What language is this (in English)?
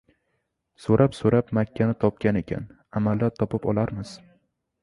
Uzbek